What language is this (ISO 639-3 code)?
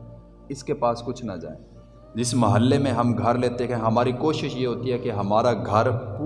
urd